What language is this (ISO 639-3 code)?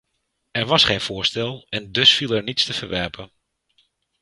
nld